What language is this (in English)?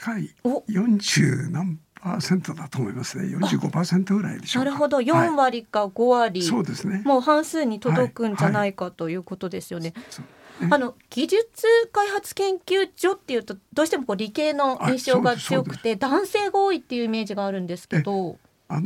Japanese